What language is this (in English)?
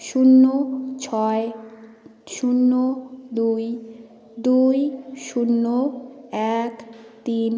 Bangla